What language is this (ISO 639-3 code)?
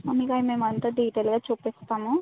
tel